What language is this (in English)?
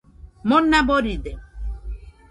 Nüpode Huitoto